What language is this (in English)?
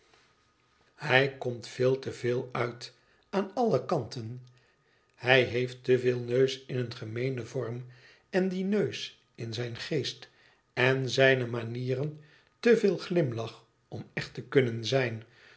Dutch